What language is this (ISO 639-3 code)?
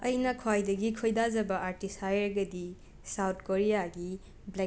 mni